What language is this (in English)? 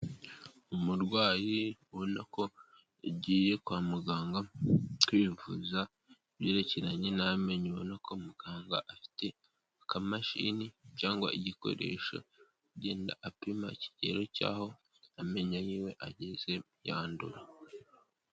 Kinyarwanda